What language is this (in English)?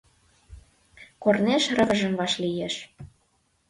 Mari